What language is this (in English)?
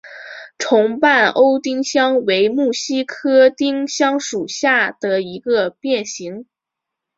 Chinese